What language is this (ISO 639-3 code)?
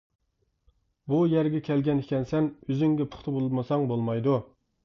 uig